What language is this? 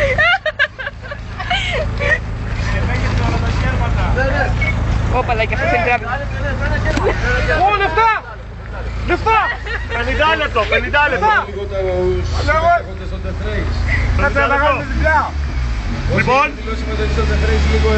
Greek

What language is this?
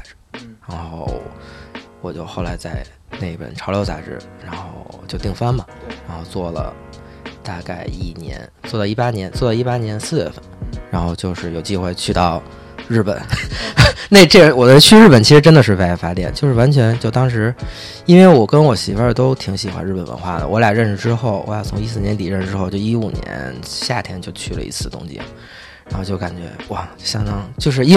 Chinese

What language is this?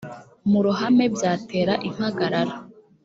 Kinyarwanda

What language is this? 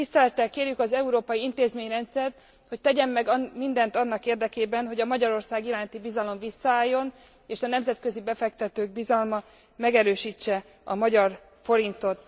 Hungarian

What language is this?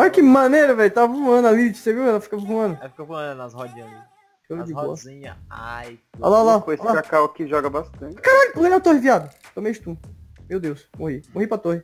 Portuguese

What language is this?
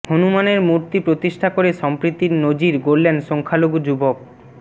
Bangla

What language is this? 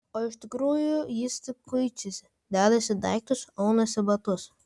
Lithuanian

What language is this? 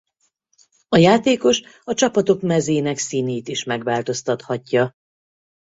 Hungarian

